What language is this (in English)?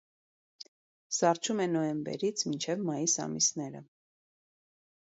Armenian